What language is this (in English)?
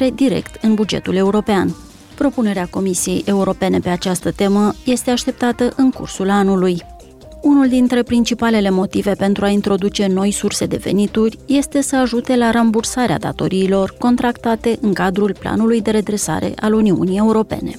Romanian